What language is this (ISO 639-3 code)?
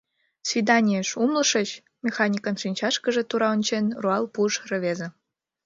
chm